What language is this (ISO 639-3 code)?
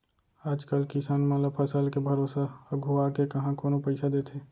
hne